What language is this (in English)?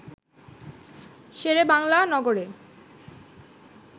Bangla